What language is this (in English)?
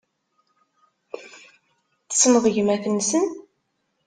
Kabyle